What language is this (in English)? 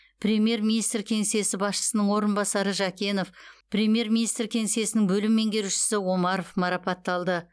Kazakh